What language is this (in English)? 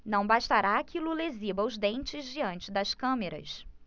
Portuguese